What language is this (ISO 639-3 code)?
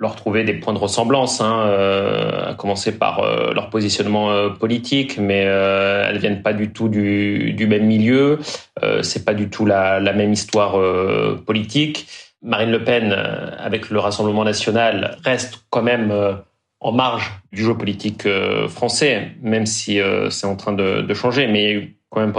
fra